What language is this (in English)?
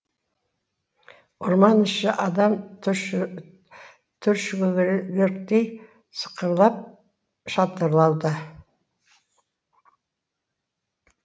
Kazakh